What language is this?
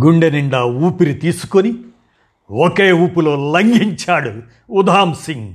Telugu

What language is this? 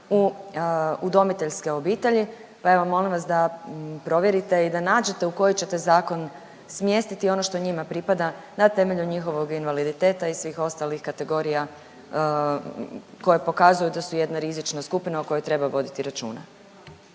Croatian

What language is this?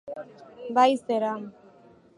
Basque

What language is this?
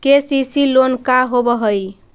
Magahi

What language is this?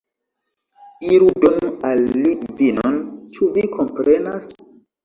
Esperanto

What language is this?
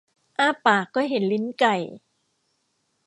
Thai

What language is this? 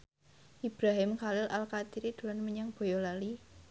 Javanese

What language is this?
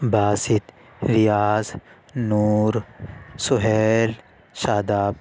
Urdu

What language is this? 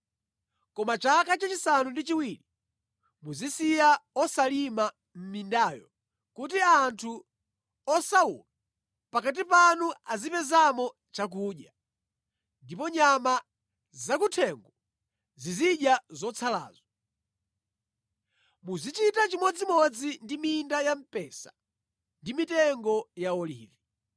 Nyanja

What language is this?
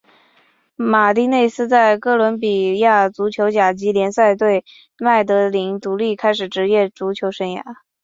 Chinese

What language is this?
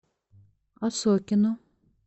Russian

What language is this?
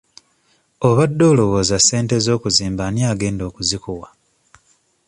Ganda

